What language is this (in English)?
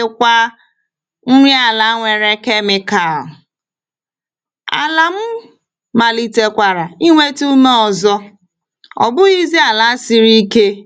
Igbo